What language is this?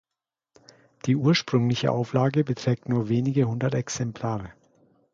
German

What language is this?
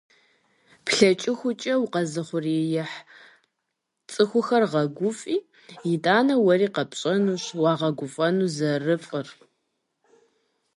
Kabardian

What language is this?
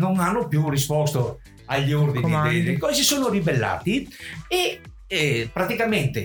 Italian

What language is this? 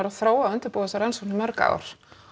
Icelandic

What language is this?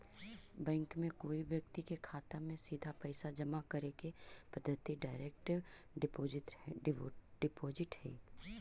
Magahi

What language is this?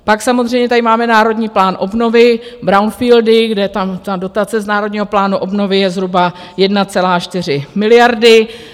Czech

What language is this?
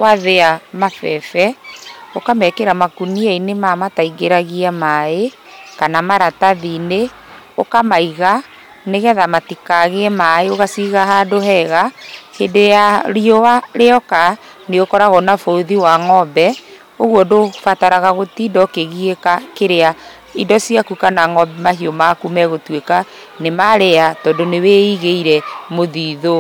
Kikuyu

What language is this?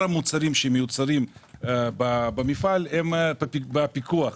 Hebrew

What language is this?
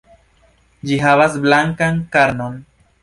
Esperanto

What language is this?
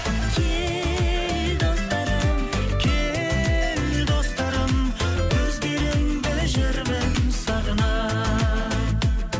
Kazakh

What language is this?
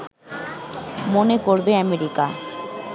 Bangla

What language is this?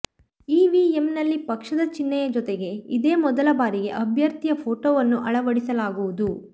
Kannada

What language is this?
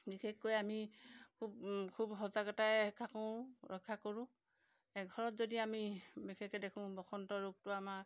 Assamese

